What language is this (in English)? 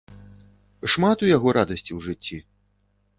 Belarusian